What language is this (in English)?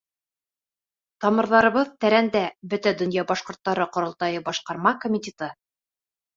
Bashkir